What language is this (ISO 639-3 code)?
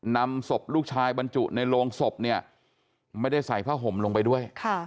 tha